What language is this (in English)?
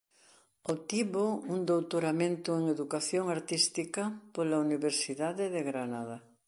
Galician